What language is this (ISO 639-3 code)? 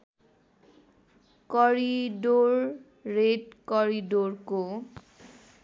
nep